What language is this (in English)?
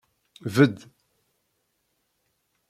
Kabyle